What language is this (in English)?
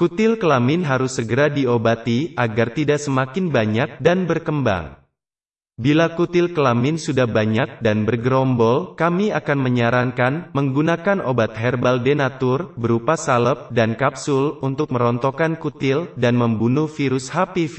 Indonesian